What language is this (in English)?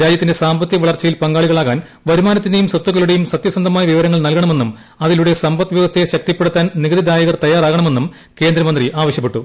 Malayalam